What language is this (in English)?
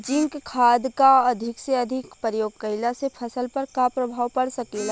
Bhojpuri